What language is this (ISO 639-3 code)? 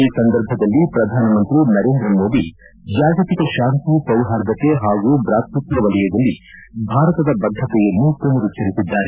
kan